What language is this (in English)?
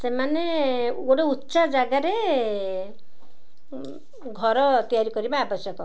Odia